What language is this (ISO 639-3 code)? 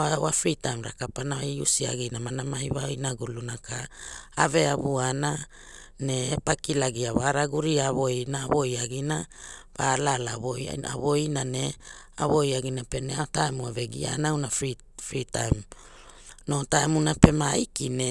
hul